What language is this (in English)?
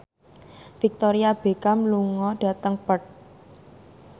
Javanese